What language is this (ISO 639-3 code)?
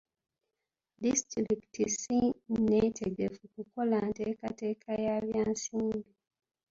lug